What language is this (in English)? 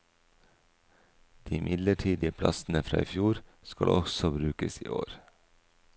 Norwegian